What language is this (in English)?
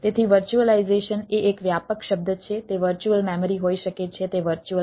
Gujarati